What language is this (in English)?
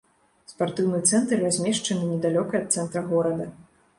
Belarusian